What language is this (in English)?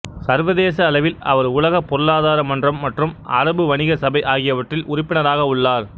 Tamil